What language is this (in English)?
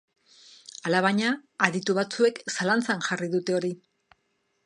Basque